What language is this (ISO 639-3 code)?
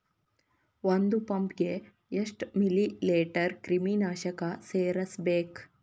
kan